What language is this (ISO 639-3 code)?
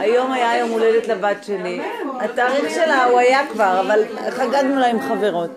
heb